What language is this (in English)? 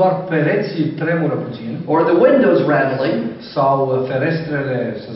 Romanian